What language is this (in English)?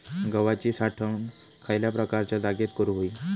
Marathi